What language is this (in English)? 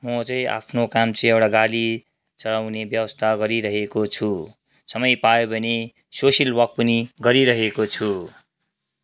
Nepali